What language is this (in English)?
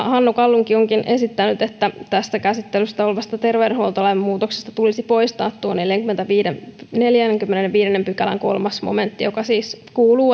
Finnish